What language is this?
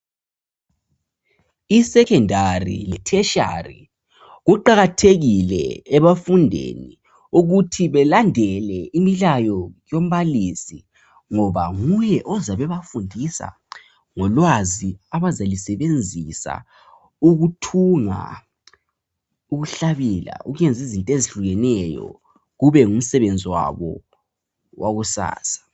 North Ndebele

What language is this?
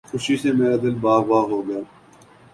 Urdu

